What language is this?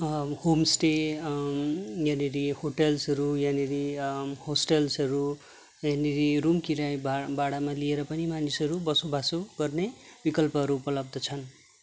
Nepali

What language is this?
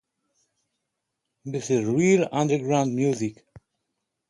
Polish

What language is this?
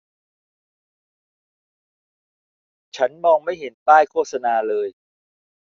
Thai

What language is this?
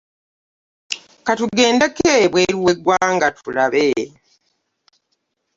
Ganda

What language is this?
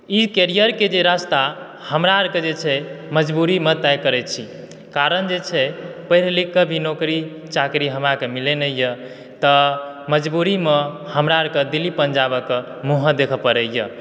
Maithili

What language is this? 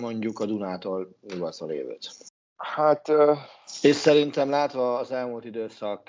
Hungarian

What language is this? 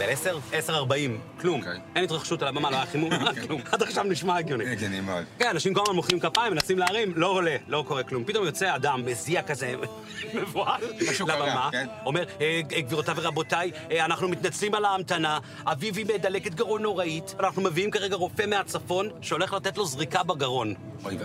Hebrew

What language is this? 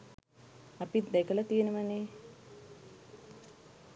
Sinhala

